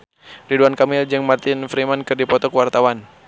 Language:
Sundanese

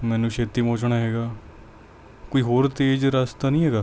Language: Punjabi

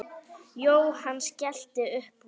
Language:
Icelandic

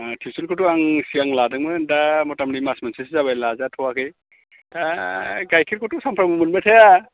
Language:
Bodo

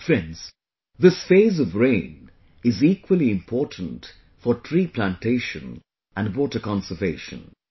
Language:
English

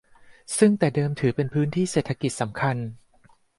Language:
Thai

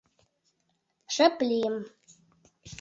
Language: Mari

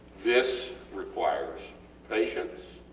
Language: English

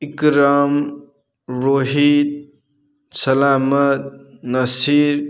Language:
Manipuri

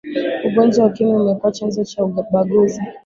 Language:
Swahili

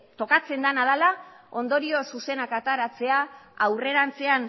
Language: Basque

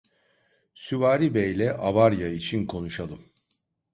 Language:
Turkish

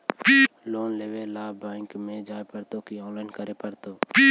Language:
Magahi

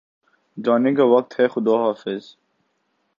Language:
Urdu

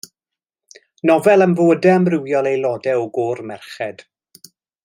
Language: Welsh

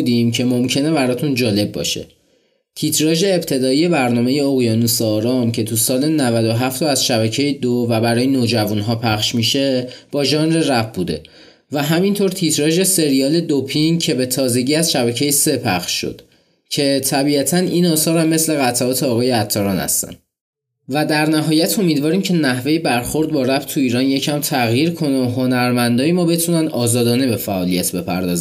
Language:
Persian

